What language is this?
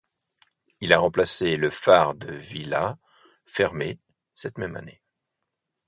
French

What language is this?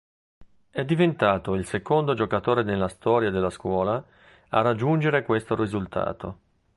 Italian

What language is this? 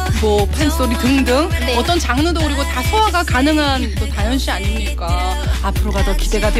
Korean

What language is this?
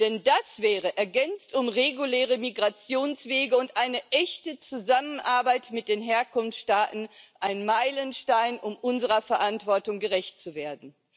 German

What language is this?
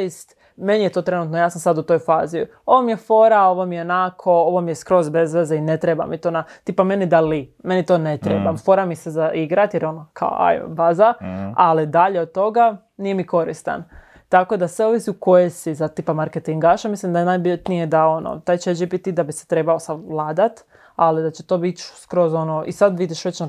Croatian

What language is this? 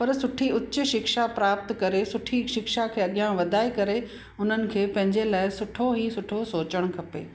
Sindhi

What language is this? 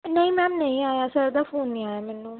Punjabi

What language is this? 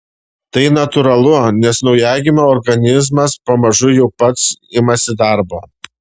Lithuanian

